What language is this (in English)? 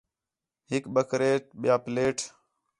Khetrani